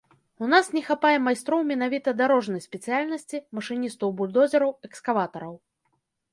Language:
Belarusian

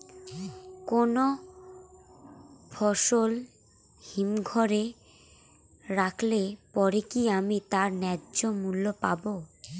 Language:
Bangla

